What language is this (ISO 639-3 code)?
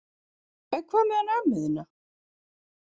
isl